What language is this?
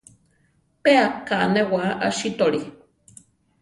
Central Tarahumara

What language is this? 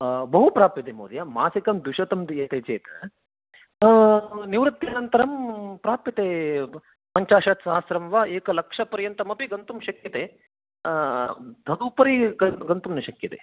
Sanskrit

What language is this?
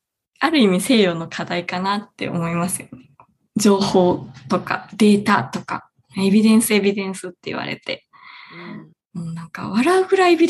Japanese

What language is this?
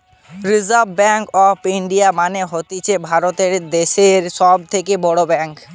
Bangla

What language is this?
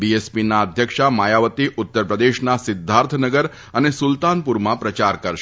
Gujarati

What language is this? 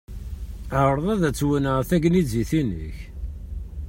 Kabyle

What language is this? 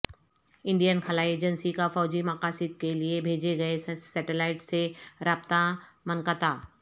Urdu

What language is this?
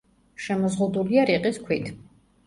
Georgian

